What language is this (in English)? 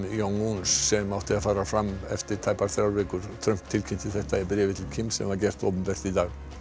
Icelandic